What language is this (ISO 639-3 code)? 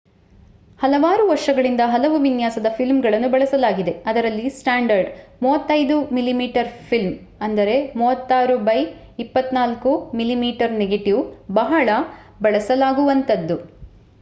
kan